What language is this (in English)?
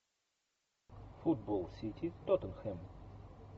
Russian